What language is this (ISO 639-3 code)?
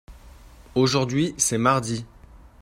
fra